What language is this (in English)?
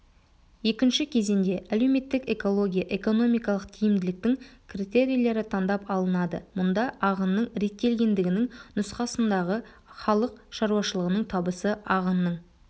Kazakh